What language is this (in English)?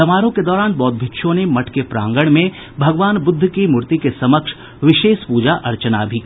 Hindi